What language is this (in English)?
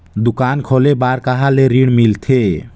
Chhattisgarhi